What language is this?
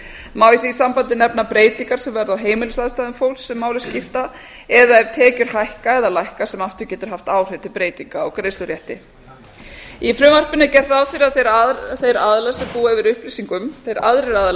Icelandic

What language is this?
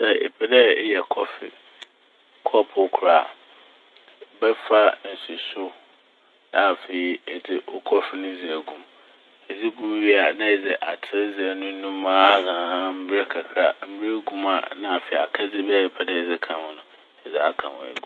Akan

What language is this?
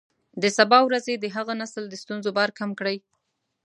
Pashto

